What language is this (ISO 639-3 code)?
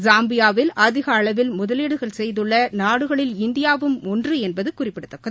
tam